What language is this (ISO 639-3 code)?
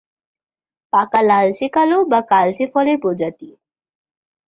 ben